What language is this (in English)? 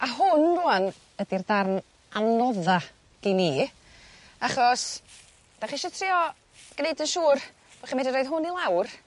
Welsh